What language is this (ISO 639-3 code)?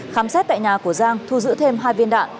vie